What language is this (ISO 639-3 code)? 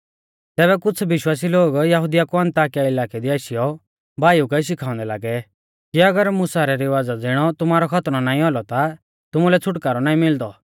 bfz